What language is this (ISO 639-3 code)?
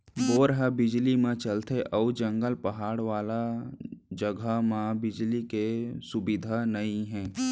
hne